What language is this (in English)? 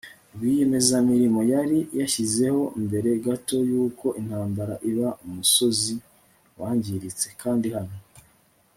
Kinyarwanda